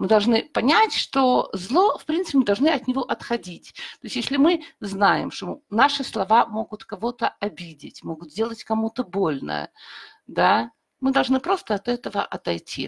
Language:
Russian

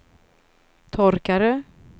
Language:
Swedish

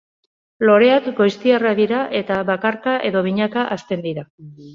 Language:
Basque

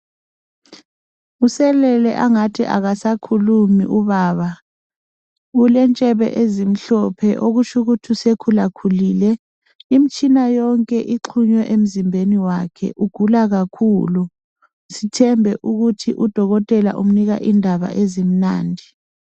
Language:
North Ndebele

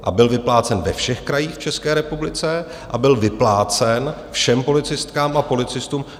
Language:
Czech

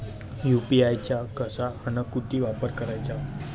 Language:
Marathi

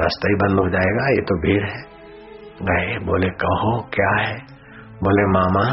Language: Hindi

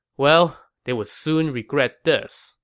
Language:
English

